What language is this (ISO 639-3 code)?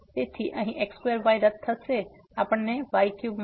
guj